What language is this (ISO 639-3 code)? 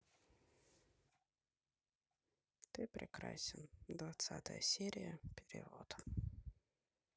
rus